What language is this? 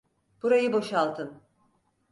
Turkish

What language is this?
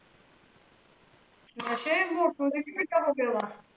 Punjabi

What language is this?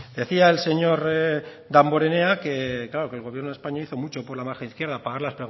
Spanish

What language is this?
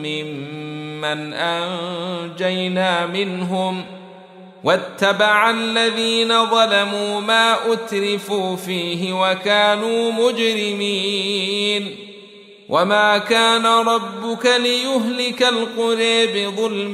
Arabic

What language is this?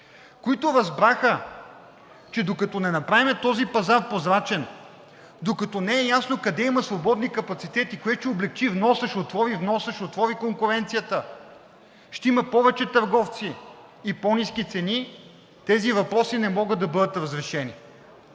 Bulgarian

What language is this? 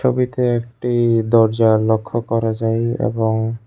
Bangla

